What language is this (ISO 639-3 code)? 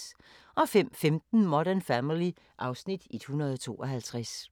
dan